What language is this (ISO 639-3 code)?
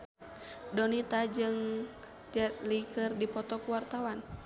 sun